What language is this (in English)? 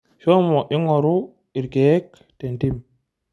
Masai